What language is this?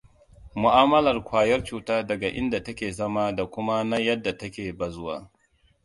Hausa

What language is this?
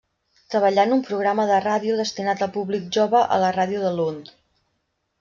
Catalan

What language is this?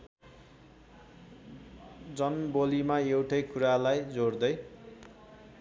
Nepali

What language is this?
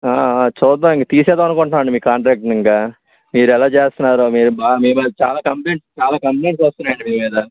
Telugu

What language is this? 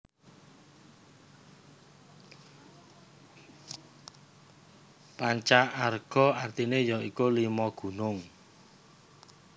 Javanese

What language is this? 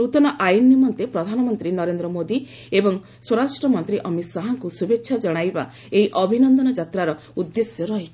Odia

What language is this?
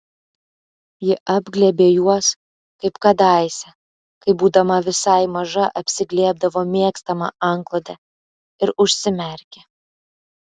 Lithuanian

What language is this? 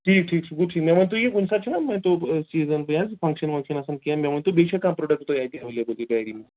Kashmiri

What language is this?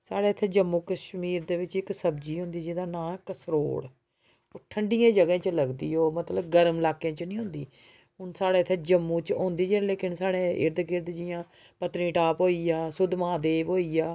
Dogri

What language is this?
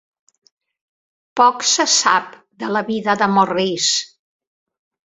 Catalan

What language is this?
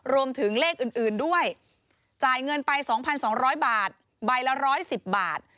Thai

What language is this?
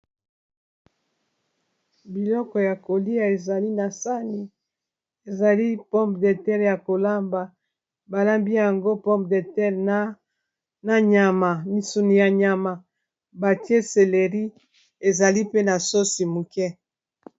Lingala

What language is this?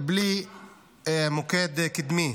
Hebrew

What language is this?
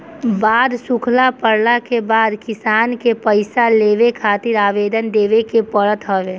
Bhojpuri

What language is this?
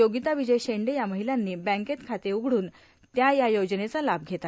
Marathi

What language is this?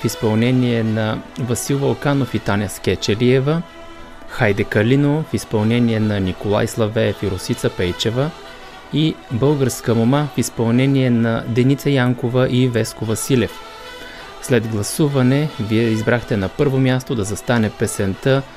Bulgarian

